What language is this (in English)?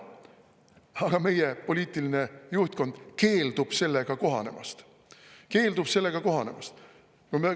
Estonian